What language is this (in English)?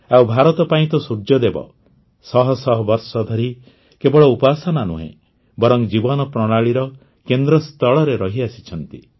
Odia